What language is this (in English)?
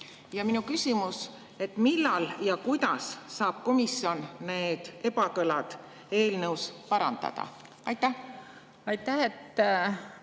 Estonian